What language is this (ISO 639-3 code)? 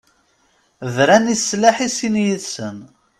kab